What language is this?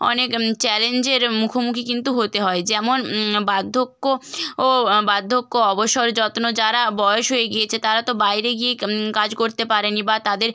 Bangla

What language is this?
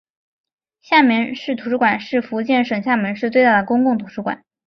Chinese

